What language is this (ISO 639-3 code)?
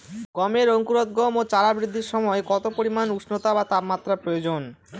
ben